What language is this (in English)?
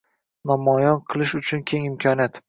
Uzbek